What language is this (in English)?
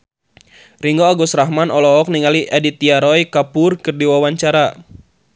Sundanese